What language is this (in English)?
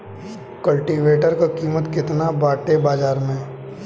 Bhojpuri